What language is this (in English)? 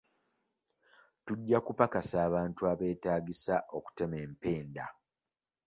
Ganda